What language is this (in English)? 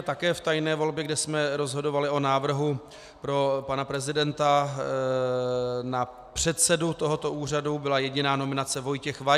Czech